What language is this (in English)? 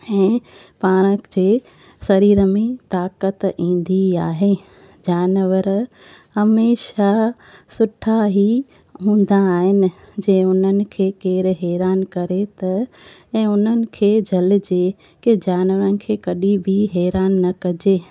Sindhi